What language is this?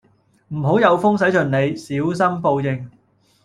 Cantonese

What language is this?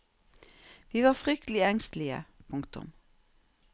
Norwegian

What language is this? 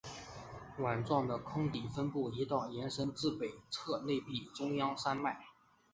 Chinese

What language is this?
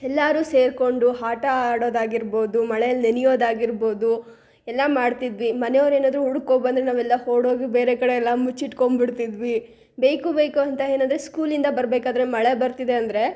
Kannada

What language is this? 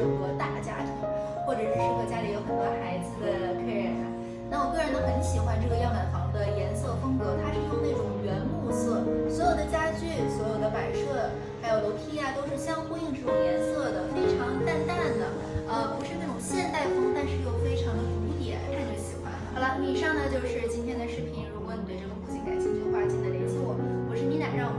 Chinese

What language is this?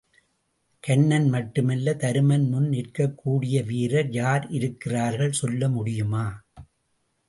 Tamil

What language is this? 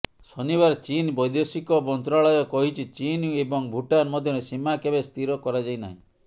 Odia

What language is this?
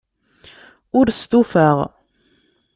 Kabyle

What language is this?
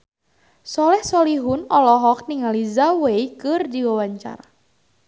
Sundanese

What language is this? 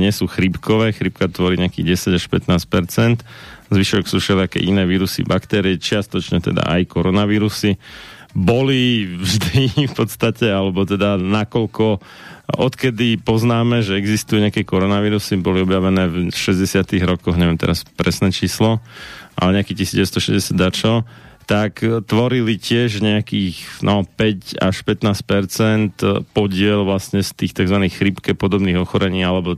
Slovak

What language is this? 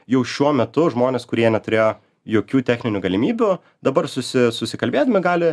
Lithuanian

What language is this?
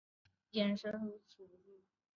Chinese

